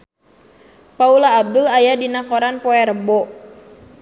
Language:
Sundanese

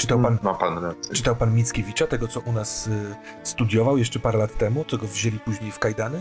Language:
Polish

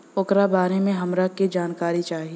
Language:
Bhojpuri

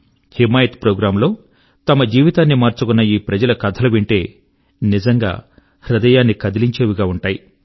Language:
Telugu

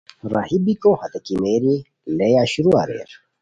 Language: Khowar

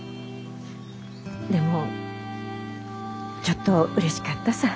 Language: Japanese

